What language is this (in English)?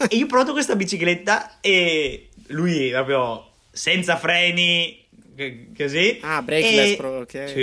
Italian